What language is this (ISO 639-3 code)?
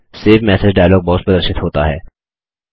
hin